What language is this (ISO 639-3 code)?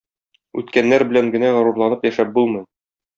tat